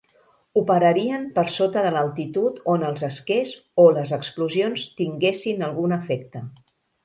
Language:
Catalan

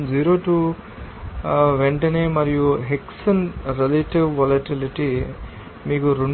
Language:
Telugu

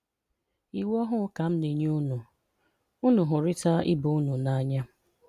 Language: Igbo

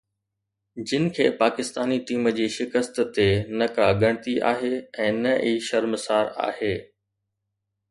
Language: Sindhi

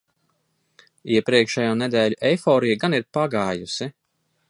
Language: Latvian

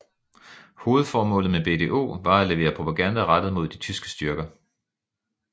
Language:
Danish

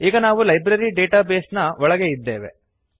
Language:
Kannada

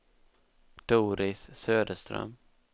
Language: Swedish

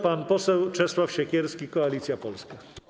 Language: Polish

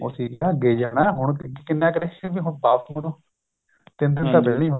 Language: Punjabi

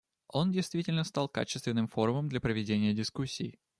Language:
Russian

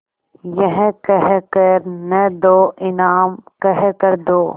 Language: Hindi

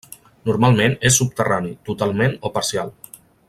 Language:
Catalan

